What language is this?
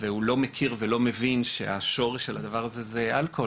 Hebrew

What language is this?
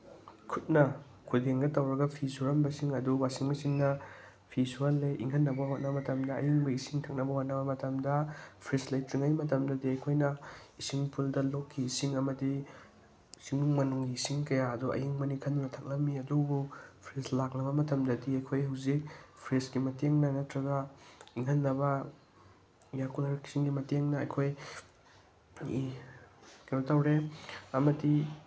Manipuri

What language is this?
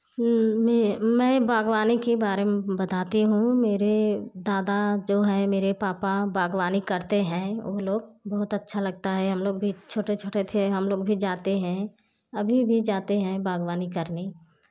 Hindi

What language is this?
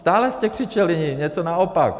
Czech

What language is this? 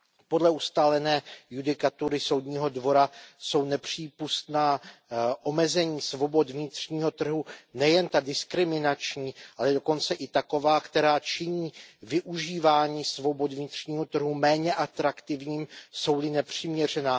Czech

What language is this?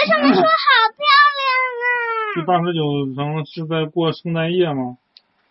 Chinese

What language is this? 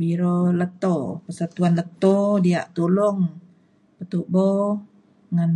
Mainstream Kenyah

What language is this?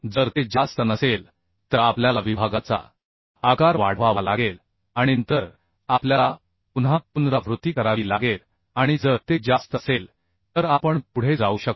Marathi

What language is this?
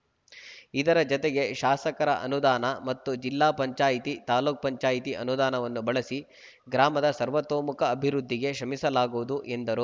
Kannada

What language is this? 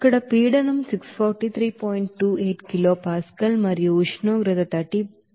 Telugu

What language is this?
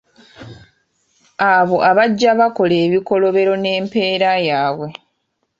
Ganda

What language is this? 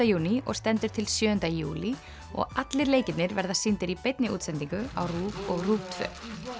Icelandic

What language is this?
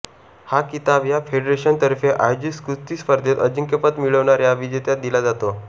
Marathi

